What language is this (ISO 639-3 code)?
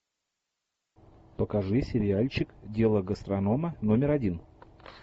rus